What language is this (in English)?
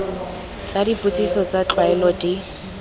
Tswana